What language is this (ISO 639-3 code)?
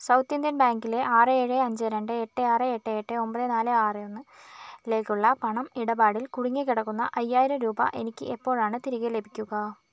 mal